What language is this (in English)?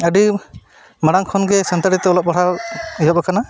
Santali